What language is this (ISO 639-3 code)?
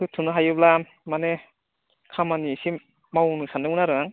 brx